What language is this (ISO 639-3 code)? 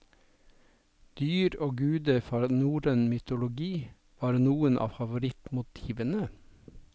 nor